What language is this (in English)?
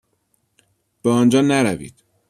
Persian